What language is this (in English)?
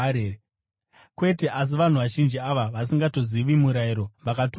Shona